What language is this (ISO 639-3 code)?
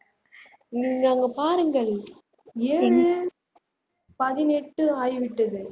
tam